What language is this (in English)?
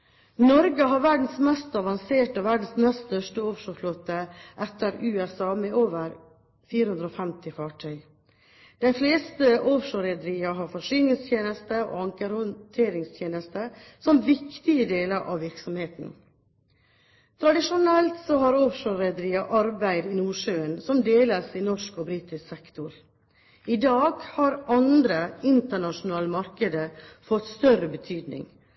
Norwegian Bokmål